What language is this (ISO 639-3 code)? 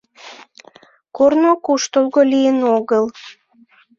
chm